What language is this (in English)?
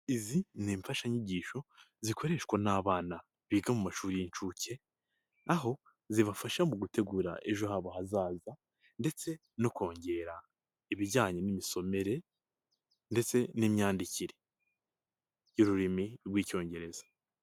Kinyarwanda